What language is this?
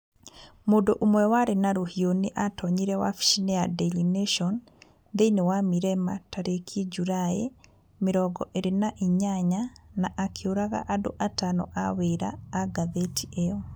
Kikuyu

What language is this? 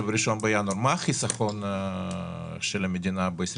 Hebrew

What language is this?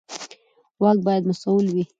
Pashto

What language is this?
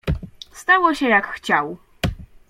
Polish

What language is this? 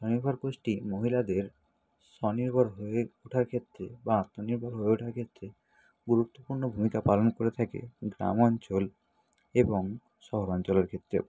Bangla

